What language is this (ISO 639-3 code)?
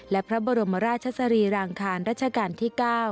tha